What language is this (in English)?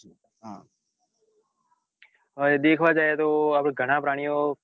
Gujarati